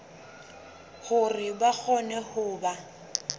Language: Southern Sotho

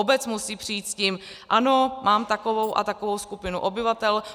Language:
Czech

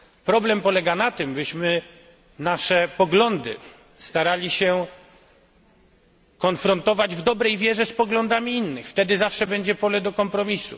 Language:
Polish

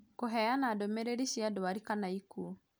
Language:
Kikuyu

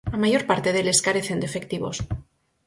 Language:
Galician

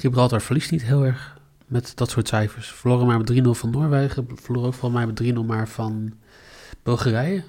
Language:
Dutch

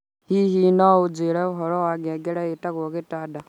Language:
Kikuyu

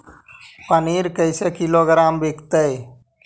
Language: Magahi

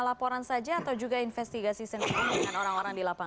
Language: Indonesian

